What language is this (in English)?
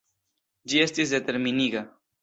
Esperanto